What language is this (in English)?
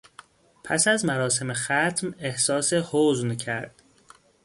Persian